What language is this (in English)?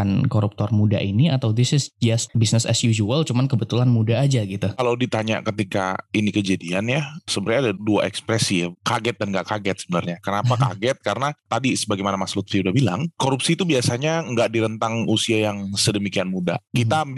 Indonesian